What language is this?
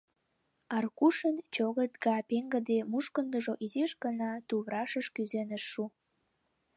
Mari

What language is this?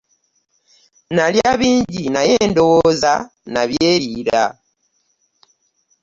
Ganda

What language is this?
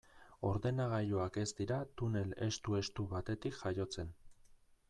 Basque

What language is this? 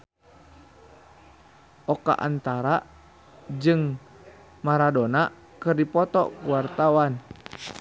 Sundanese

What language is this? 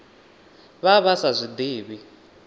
Venda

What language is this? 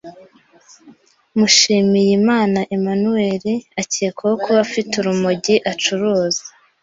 Kinyarwanda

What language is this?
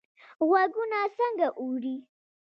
Pashto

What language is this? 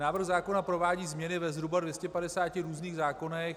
Czech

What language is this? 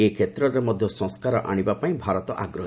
Odia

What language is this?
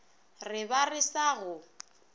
Northern Sotho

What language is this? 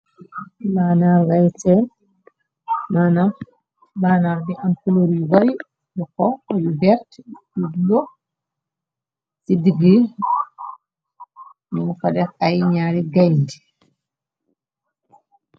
Wolof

